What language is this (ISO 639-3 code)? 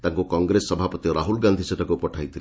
ori